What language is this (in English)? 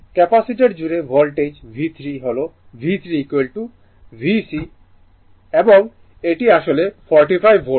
Bangla